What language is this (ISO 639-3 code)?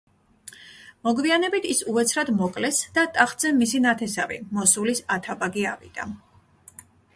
kat